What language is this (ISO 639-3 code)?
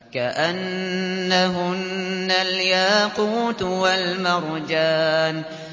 ara